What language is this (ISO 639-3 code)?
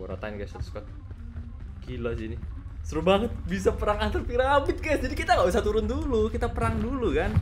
ind